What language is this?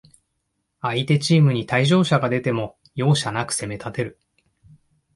Japanese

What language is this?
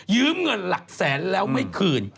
Thai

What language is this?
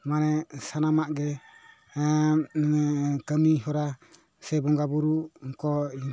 Santali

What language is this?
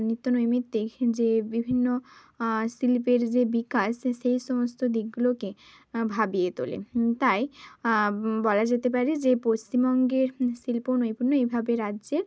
Bangla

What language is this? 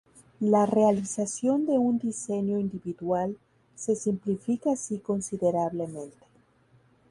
Spanish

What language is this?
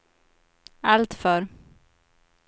Swedish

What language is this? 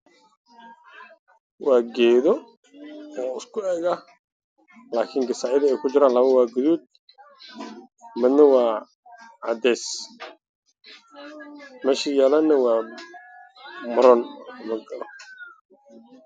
Somali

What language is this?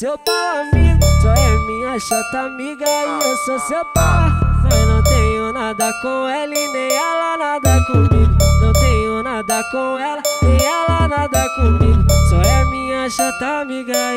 Romanian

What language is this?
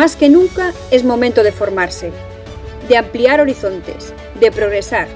Spanish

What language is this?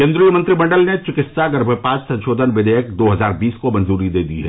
Hindi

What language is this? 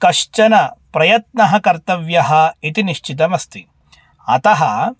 Sanskrit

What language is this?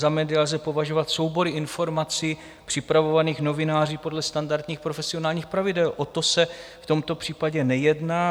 Czech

